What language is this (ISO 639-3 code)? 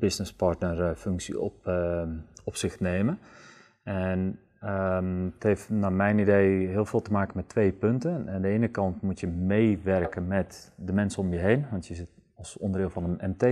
nld